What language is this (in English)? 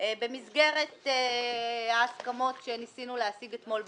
Hebrew